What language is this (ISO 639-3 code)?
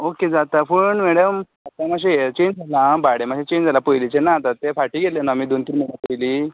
kok